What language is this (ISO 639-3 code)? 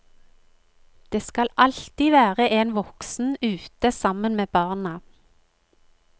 nor